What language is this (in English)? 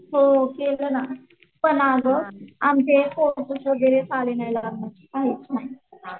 Marathi